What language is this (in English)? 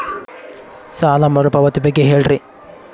Kannada